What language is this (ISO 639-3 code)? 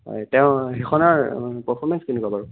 asm